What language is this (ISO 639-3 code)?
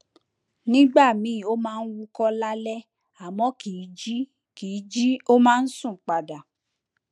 yor